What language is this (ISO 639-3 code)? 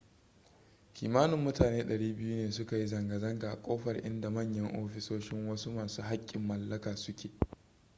hau